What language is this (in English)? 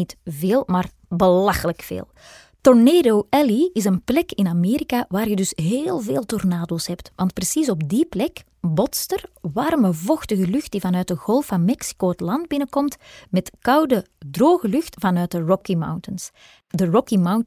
Dutch